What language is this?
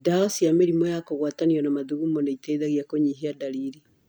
Kikuyu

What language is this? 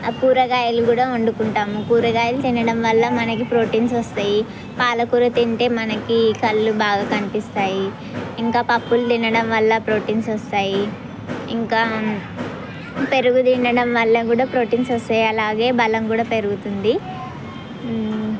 Telugu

